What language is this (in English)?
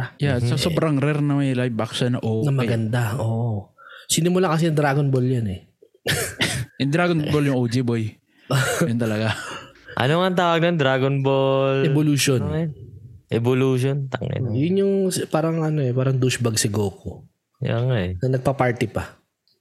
Filipino